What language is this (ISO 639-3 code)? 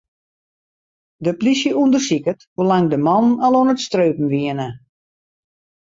fry